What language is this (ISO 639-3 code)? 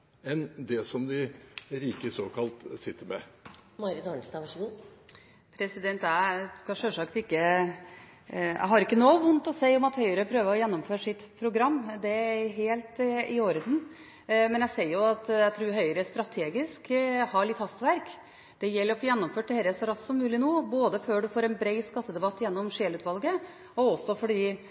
nob